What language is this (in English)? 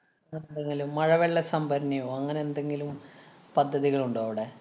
Malayalam